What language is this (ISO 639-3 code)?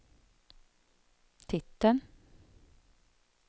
swe